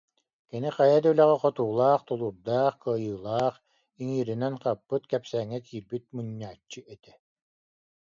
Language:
Yakut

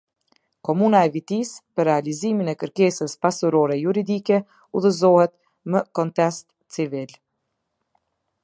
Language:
Albanian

